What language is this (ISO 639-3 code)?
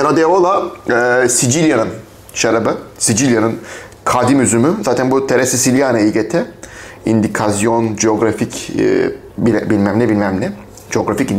tur